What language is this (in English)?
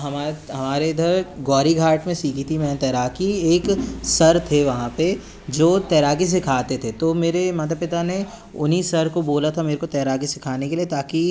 Hindi